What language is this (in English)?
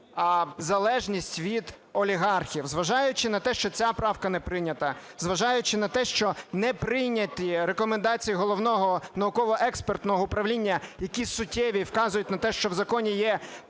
Ukrainian